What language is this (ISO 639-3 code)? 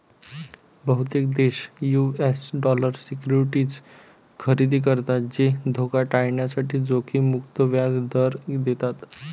mar